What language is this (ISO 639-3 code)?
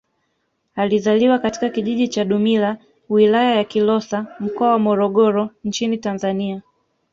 swa